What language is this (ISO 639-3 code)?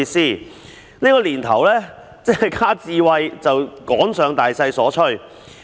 yue